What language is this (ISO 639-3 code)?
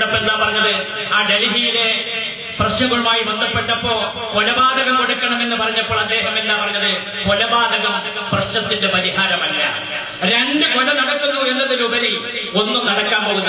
ind